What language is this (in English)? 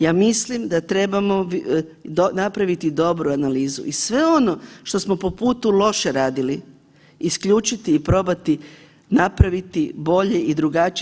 Croatian